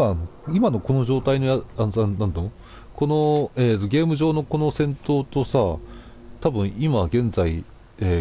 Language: Japanese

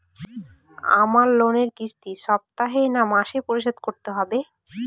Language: Bangla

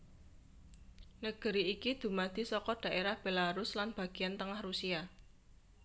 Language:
Javanese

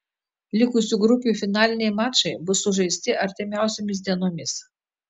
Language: Lithuanian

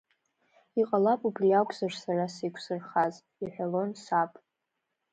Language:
Abkhazian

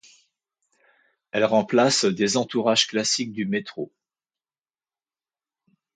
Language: French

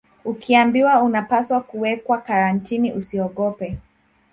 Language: Swahili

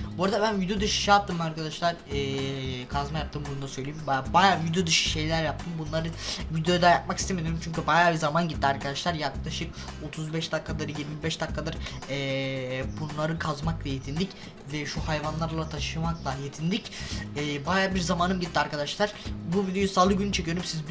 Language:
Turkish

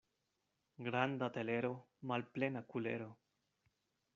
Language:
Esperanto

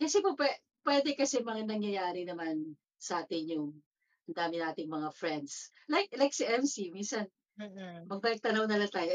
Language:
Filipino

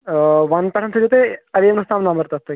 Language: Kashmiri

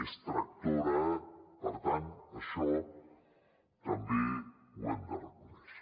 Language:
Catalan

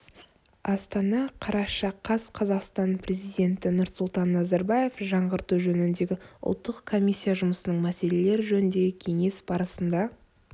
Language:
Kazakh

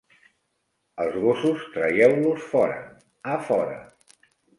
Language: Catalan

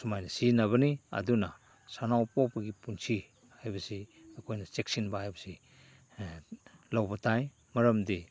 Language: Manipuri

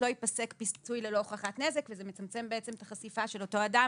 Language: Hebrew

